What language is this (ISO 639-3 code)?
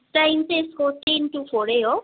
nep